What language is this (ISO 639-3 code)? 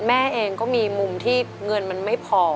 tha